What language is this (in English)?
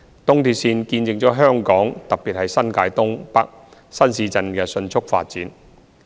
Cantonese